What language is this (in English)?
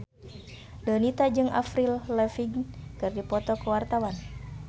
Sundanese